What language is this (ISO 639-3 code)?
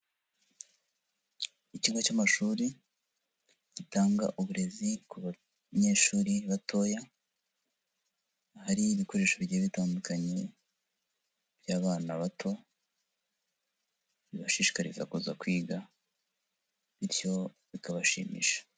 kin